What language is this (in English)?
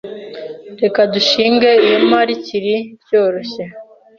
Kinyarwanda